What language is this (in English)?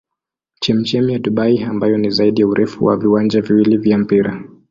Swahili